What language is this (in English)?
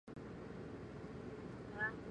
Chinese